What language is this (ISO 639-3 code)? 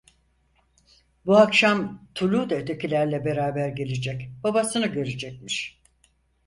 tur